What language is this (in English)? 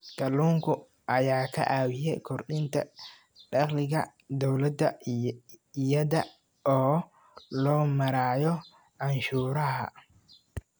Somali